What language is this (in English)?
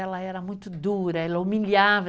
Portuguese